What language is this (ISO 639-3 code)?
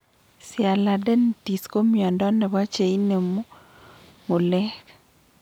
kln